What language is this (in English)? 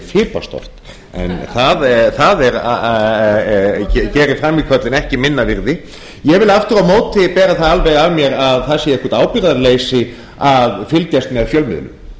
Icelandic